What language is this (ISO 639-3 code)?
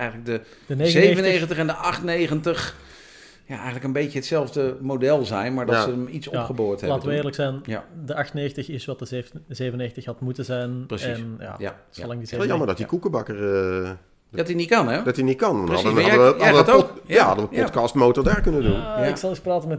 nld